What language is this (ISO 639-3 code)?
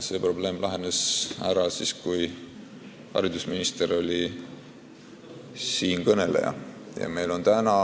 est